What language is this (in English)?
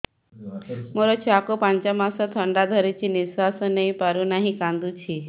Odia